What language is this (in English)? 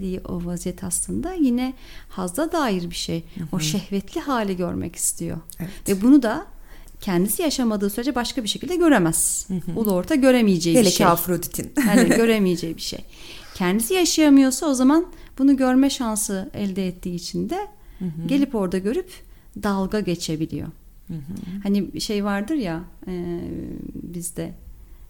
Turkish